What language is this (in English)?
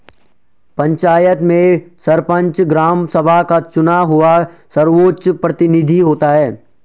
Hindi